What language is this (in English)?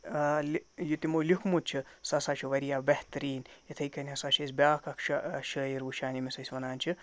Kashmiri